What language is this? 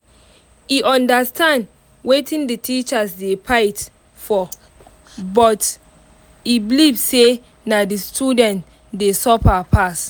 Nigerian Pidgin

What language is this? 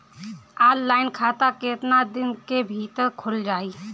Bhojpuri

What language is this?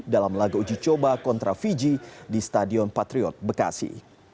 Indonesian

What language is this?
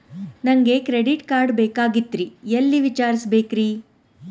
Kannada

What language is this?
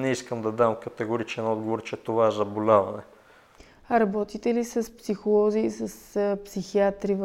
Bulgarian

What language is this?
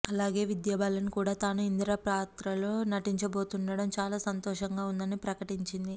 Telugu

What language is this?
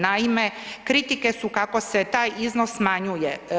Croatian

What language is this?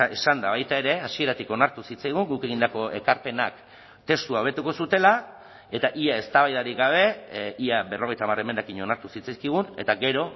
Basque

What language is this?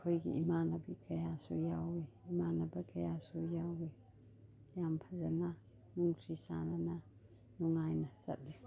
Manipuri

